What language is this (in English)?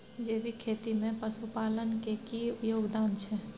Maithili